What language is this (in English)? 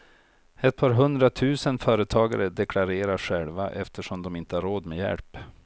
Swedish